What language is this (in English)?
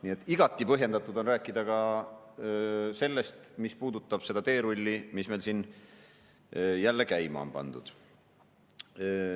Estonian